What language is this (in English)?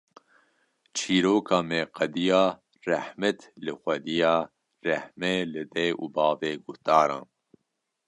Kurdish